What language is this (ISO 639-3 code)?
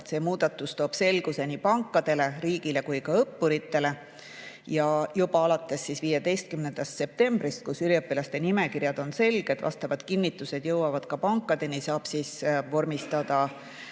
est